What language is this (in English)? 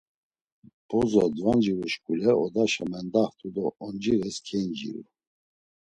Laz